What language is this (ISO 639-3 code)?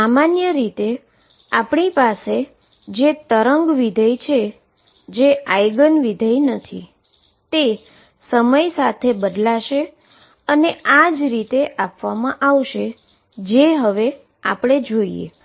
guj